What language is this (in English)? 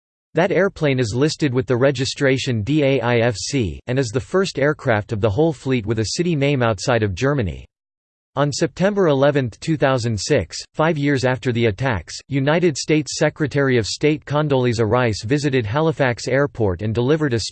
English